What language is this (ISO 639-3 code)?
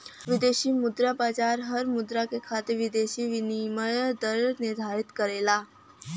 bho